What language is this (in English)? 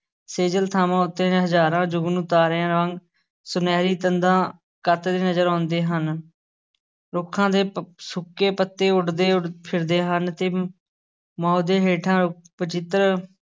Punjabi